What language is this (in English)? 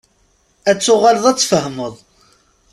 Kabyle